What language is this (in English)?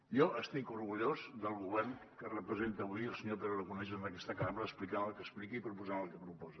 Catalan